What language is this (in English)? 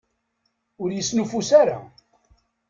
Kabyle